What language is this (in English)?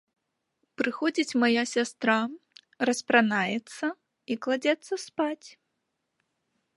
Belarusian